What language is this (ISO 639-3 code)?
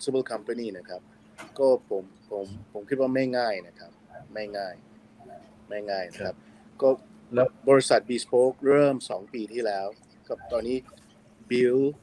tha